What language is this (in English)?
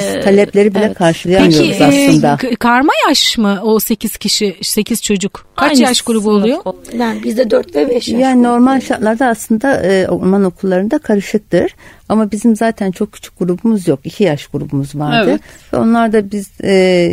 Turkish